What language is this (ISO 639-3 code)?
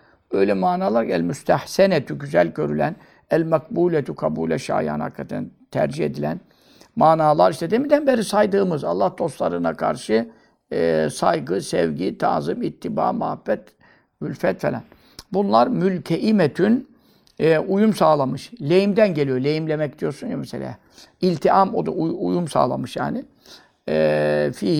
tur